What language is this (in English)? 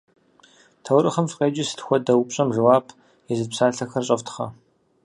Kabardian